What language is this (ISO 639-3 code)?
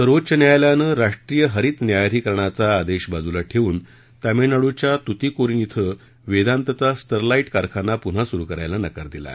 mar